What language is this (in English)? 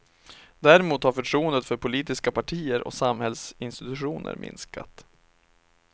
Swedish